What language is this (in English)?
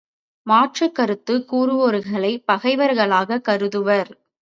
Tamil